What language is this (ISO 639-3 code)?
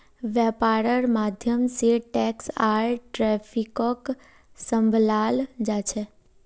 mag